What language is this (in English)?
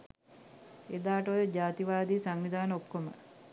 Sinhala